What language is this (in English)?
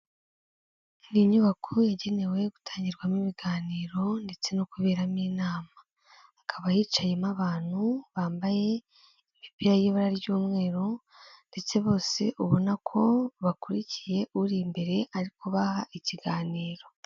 Kinyarwanda